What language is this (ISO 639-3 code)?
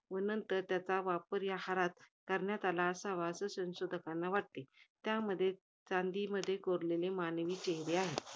mar